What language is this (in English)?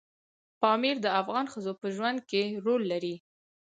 Pashto